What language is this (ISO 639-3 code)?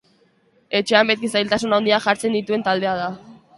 eus